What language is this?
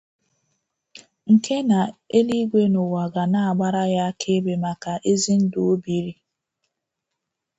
Igbo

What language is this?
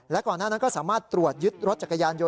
Thai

